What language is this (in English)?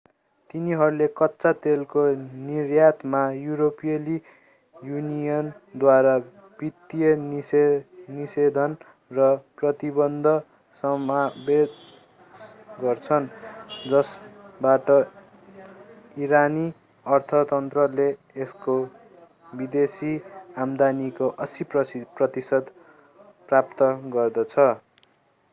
Nepali